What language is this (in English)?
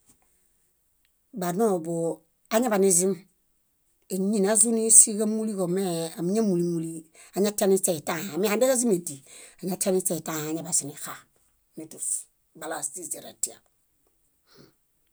Bayot